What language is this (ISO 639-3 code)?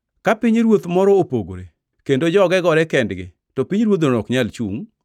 luo